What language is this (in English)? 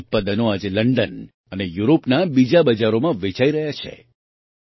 Gujarati